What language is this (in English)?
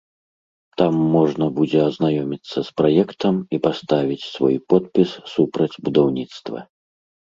Belarusian